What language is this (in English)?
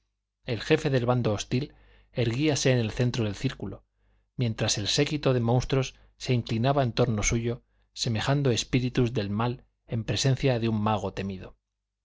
Spanish